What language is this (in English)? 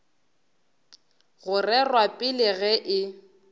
Northern Sotho